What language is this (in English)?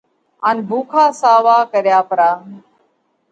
Parkari Koli